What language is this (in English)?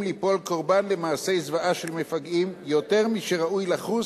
Hebrew